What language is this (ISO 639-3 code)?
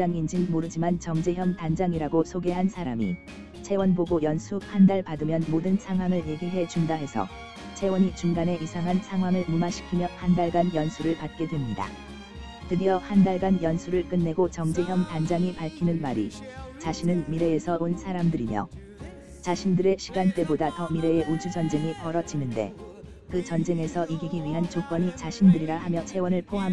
kor